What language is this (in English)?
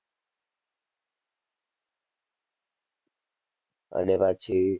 Gujarati